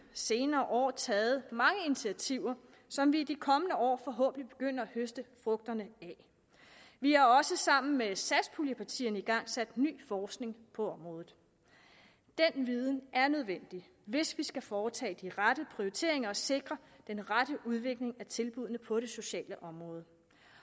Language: Danish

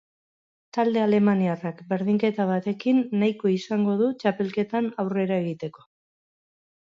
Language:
Basque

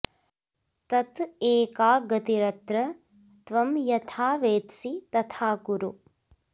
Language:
Sanskrit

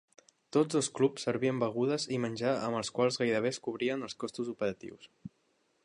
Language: Catalan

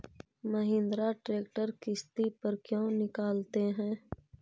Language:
Magahi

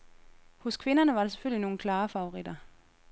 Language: Danish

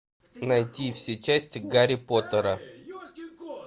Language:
Russian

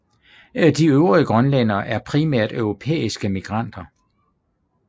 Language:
Danish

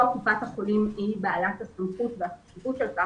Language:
Hebrew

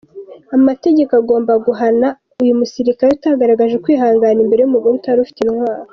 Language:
Kinyarwanda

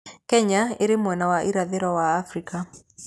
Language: Kikuyu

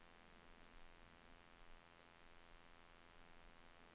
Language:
Swedish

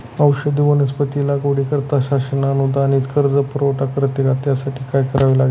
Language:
Marathi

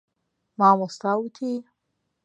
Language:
Central Kurdish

